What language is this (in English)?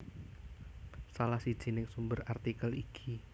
Javanese